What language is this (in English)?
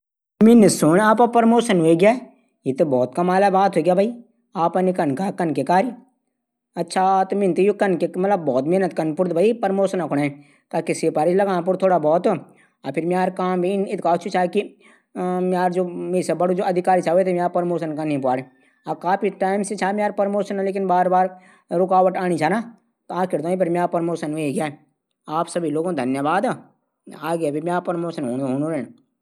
Garhwali